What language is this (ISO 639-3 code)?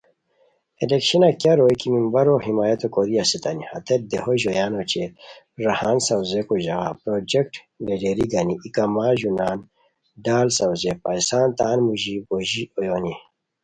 khw